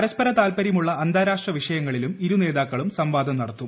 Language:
Malayalam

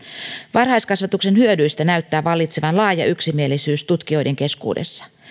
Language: Finnish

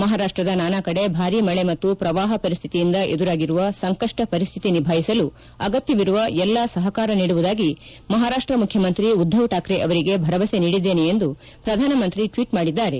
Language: Kannada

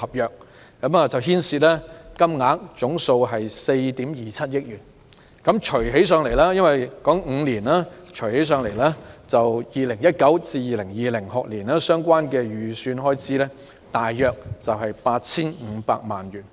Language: Cantonese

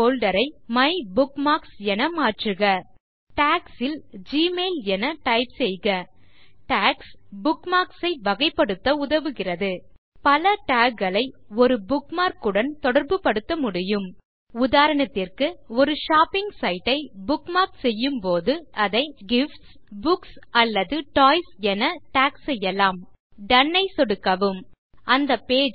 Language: Tamil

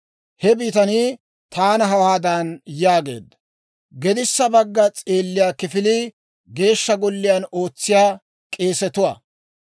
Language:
Dawro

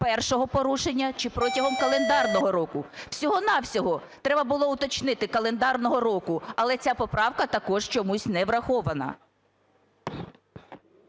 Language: Ukrainian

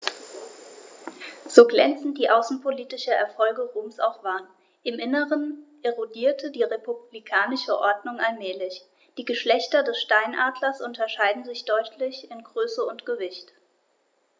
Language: German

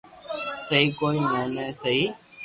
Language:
Loarki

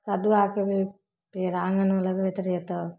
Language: Maithili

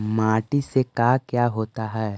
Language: Magahi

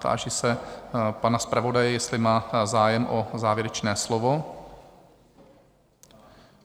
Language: Czech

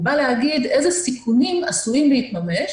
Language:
Hebrew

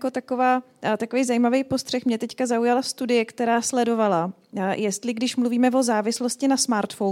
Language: Czech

